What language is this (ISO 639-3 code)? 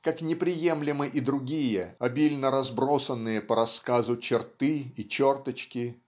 rus